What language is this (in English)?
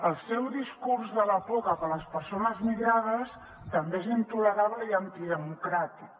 Catalan